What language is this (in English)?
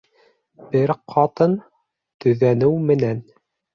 Bashkir